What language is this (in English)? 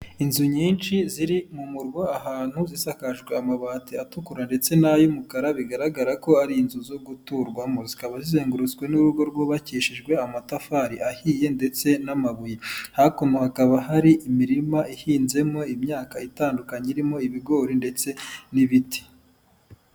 Kinyarwanda